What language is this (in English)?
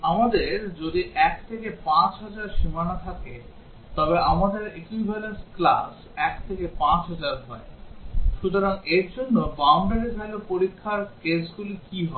Bangla